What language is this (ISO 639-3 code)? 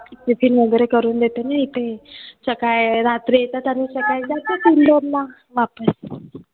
mar